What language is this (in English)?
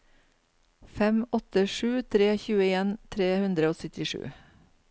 Norwegian